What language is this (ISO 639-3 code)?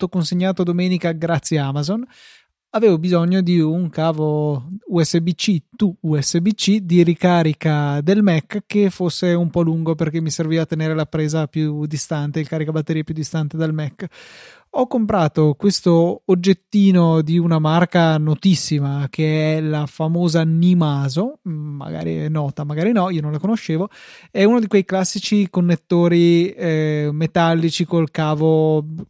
ita